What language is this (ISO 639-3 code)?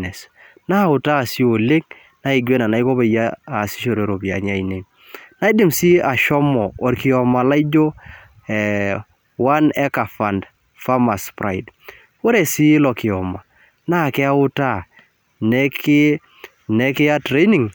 mas